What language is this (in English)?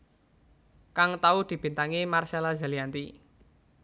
Javanese